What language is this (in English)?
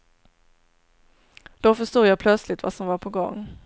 Swedish